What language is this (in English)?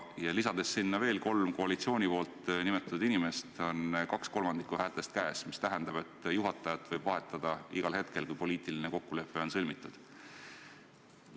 Estonian